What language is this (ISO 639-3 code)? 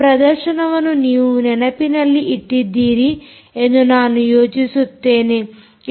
kan